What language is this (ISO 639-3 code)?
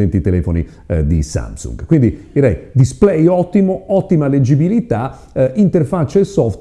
ita